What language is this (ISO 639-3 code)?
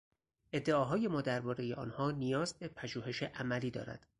fas